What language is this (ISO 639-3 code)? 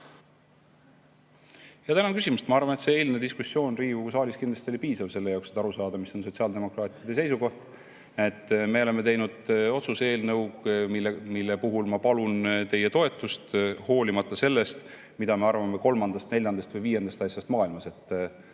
est